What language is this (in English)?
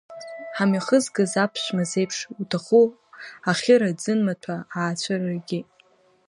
Abkhazian